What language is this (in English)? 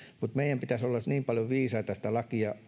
Finnish